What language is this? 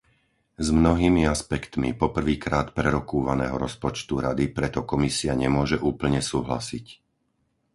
Slovak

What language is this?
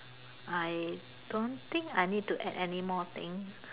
English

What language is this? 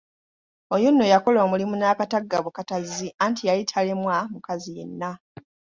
Ganda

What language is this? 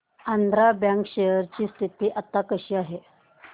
Marathi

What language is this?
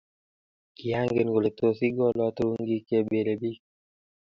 Kalenjin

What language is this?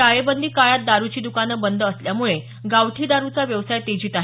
Marathi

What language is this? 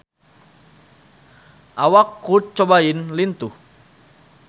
Sundanese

